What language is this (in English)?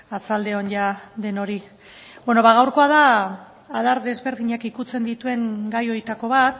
Basque